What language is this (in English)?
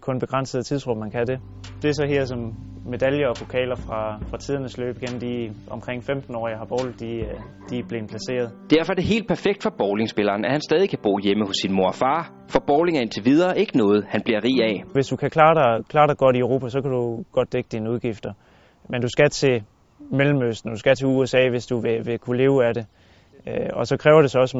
Danish